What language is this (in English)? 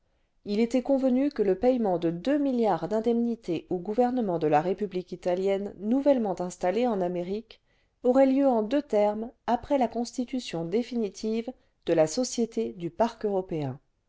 French